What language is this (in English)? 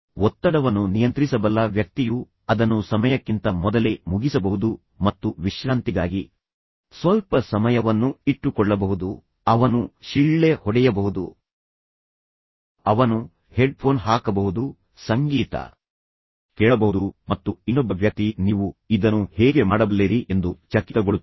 Kannada